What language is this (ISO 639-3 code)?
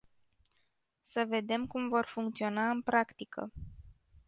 ron